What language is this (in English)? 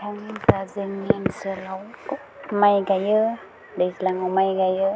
Bodo